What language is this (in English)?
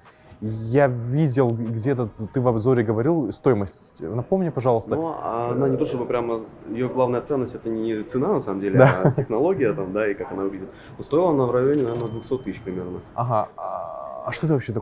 Russian